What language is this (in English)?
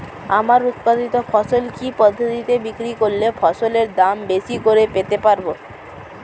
Bangla